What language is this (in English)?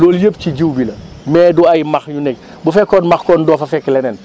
Wolof